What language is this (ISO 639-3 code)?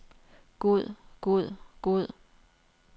dan